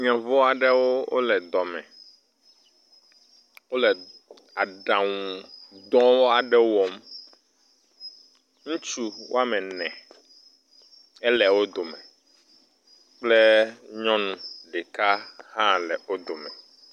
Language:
Ewe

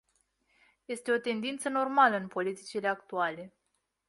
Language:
Romanian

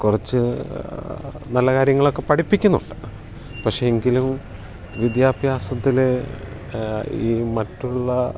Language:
Malayalam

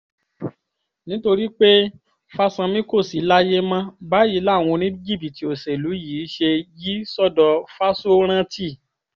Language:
Yoruba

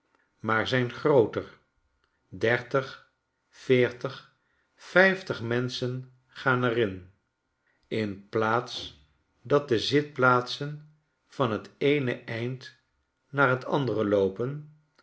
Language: Dutch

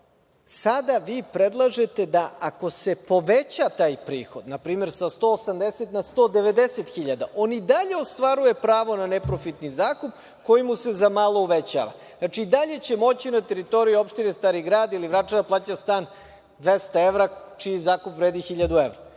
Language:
Serbian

